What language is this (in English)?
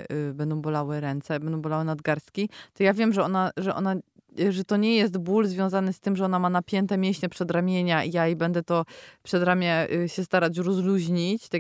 Polish